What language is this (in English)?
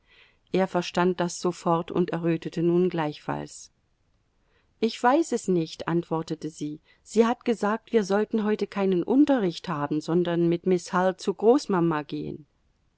German